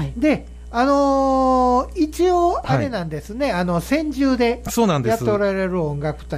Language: Japanese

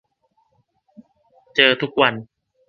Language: Thai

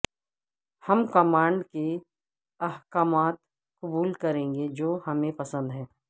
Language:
Urdu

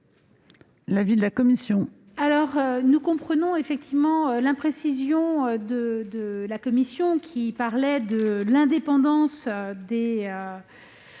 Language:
French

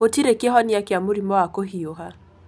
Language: Kikuyu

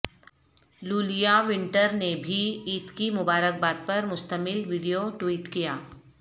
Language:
Urdu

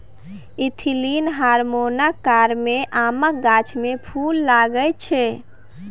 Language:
Maithili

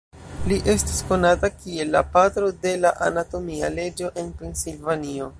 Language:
Esperanto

